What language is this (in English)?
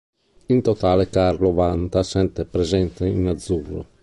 Italian